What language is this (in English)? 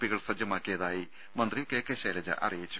Malayalam